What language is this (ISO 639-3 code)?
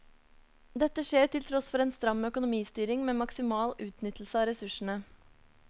nor